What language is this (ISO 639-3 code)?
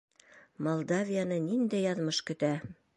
bak